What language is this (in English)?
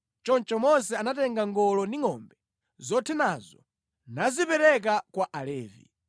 Nyanja